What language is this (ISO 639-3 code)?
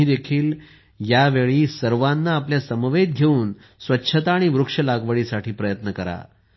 mar